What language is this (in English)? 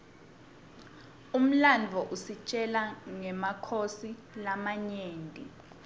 Swati